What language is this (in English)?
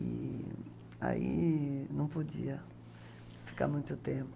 Portuguese